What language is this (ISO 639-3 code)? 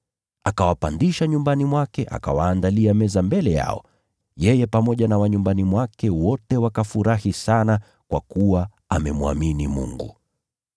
swa